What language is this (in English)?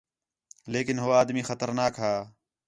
Khetrani